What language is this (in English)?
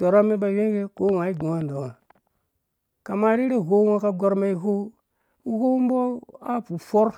Dũya